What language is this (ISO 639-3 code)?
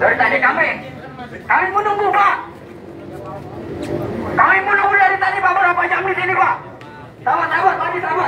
ind